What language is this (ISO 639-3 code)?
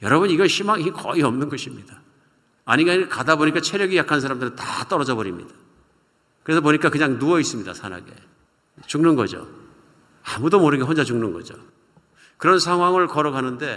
kor